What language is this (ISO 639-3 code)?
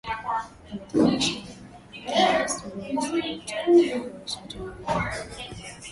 swa